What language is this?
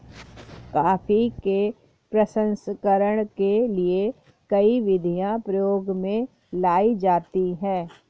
Hindi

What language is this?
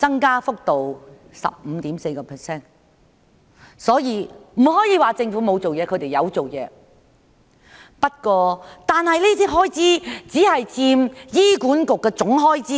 Cantonese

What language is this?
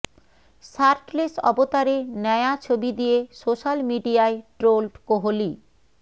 Bangla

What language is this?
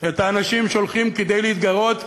Hebrew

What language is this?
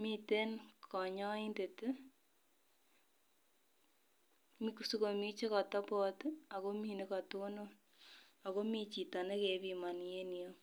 Kalenjin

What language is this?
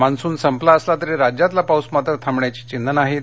Marathi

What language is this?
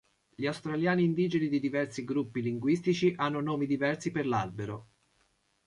Italian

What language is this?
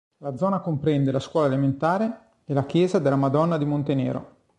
Italian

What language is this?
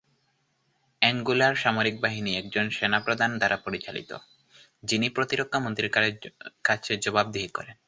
Bangla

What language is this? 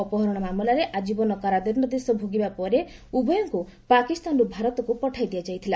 Odia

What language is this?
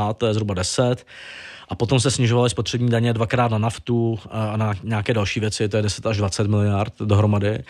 Czech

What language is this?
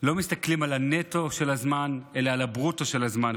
Hebrew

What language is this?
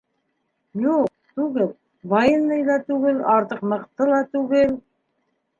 Bashkir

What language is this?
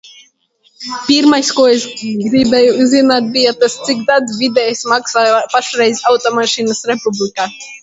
Latvian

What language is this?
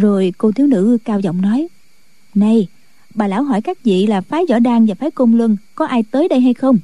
Vietnamese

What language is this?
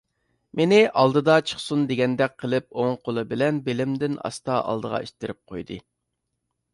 Uyghur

